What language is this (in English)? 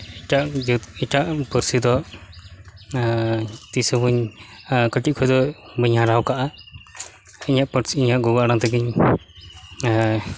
Santali